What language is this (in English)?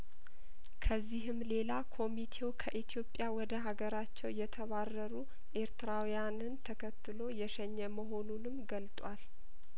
Amharic